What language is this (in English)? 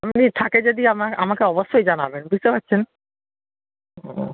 Bangla